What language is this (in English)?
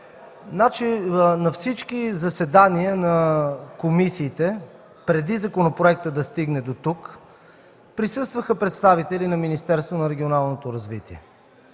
Bulgarian